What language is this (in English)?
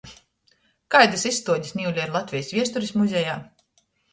Latgalian